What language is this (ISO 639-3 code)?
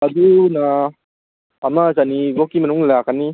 mni